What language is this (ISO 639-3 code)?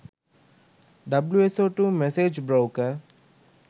sin